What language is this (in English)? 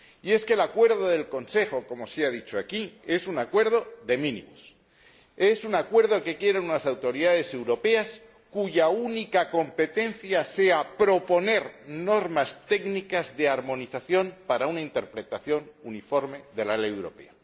Spanish